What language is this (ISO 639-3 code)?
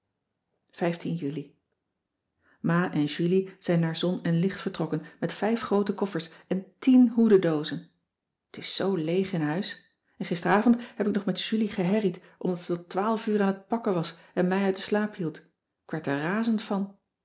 nld